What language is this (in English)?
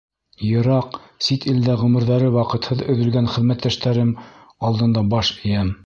Bashkir